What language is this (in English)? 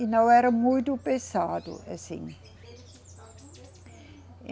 Portuguese